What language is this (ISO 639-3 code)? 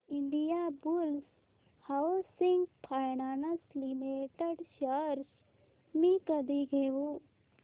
mar